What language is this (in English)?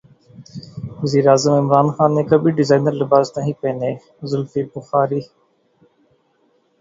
Urdu